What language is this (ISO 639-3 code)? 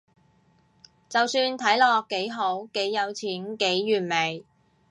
yue